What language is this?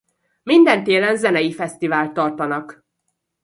Hungarian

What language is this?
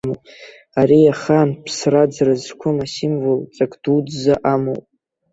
Abkhazian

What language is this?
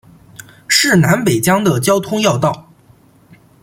Chinese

